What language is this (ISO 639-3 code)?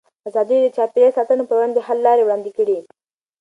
pus